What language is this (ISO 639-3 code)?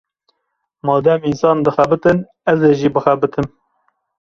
kur